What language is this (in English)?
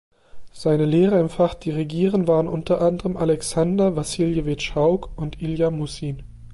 German